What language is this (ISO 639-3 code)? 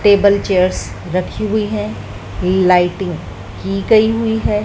hin